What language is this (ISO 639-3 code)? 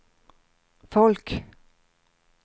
swe